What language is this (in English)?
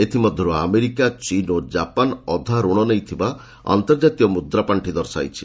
Odia